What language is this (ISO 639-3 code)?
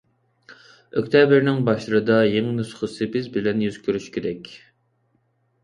uig